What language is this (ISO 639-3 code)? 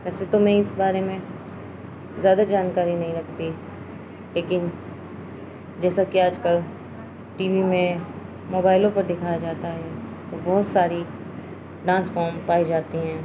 urd